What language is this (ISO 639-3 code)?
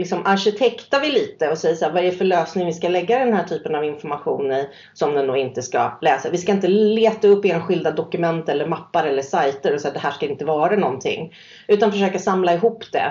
swe